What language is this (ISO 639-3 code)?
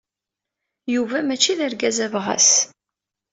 kab